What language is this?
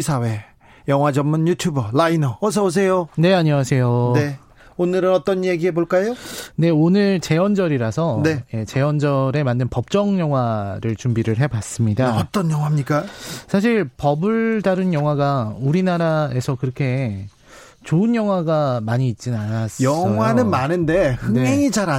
Korean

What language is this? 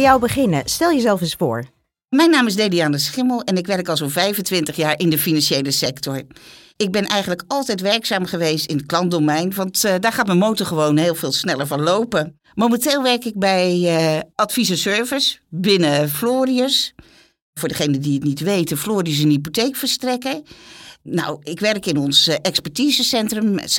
Dutch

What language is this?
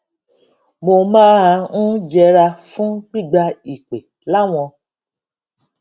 Yoruba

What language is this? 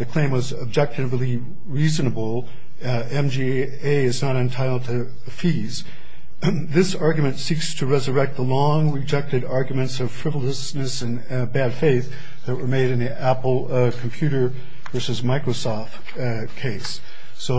English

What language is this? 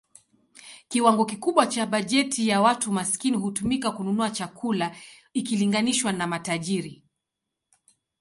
Swahili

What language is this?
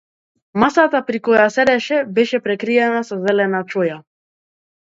Macedonian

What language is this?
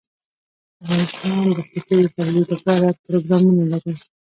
Pashto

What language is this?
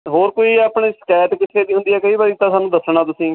Punjabi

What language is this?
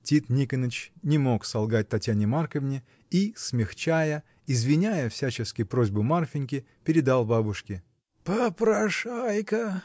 Russian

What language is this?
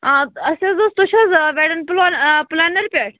Kashmiri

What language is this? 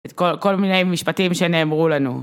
Hebrew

